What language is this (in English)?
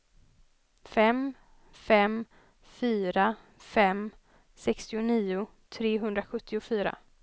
Swedish